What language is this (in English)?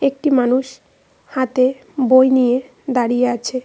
Bangla